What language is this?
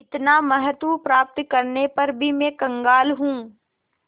Hindi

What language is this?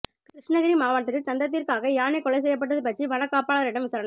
Tamil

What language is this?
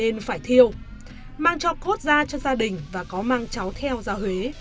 Vietnamese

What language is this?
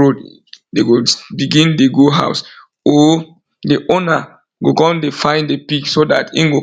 Nigerian Pidgin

